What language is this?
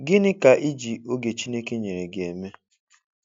Igbo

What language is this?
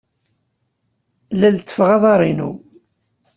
Kabyle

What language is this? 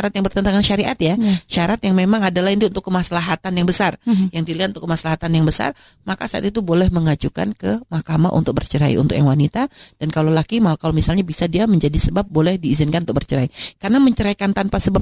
Indonesian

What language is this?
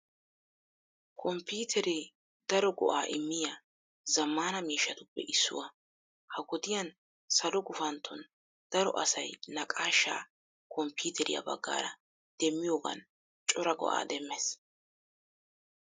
Wolaytta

